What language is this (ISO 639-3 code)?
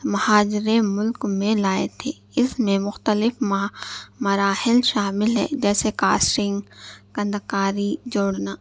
urd